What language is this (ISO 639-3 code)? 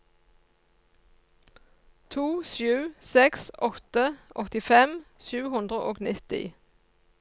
nor